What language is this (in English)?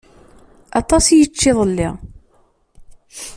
Kabyle